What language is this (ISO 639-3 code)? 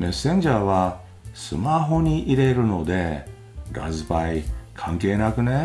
jpn